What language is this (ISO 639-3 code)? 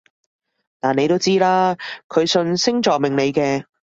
yue